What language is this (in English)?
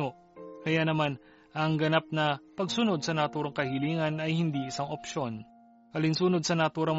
Filipino